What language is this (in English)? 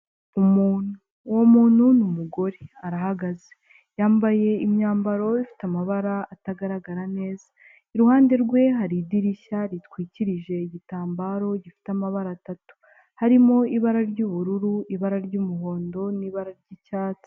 Kinyarwanda